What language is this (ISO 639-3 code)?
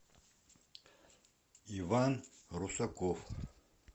rus